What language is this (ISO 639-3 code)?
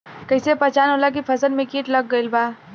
bho